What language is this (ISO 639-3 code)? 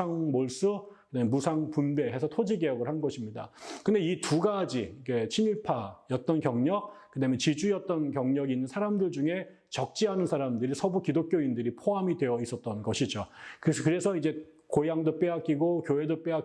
kor